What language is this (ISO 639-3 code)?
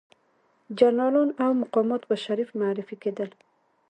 pus